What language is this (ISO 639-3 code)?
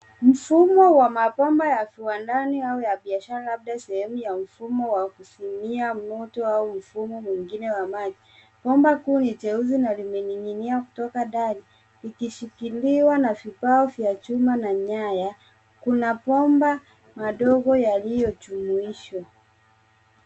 swa